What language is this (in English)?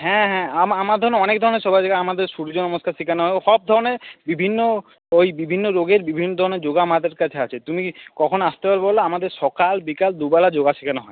Bangla